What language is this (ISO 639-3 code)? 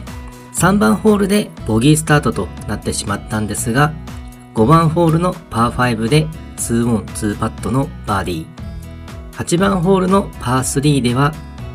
jpn